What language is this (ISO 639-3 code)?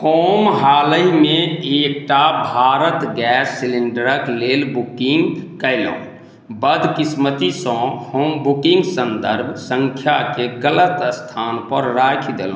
mai